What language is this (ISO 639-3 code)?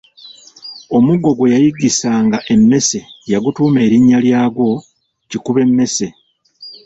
lug